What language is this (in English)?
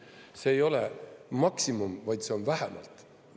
Estonian